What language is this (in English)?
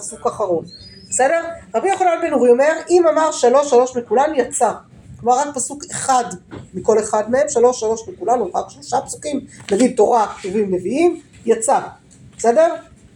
Hebrew